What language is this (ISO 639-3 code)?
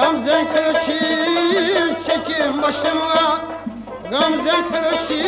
uzb